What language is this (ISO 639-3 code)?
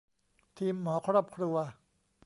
tha